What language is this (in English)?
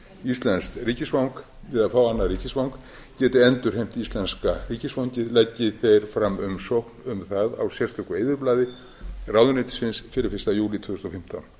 Icelandic